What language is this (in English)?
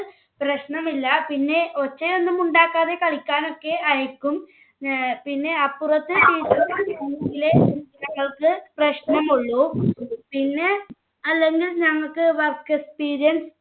Malayalam